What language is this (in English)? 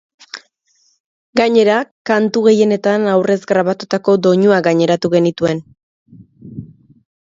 Basque